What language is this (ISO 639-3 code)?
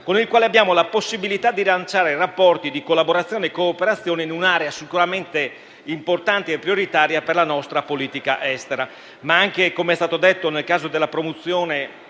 ita